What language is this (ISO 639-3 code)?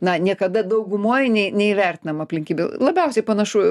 lit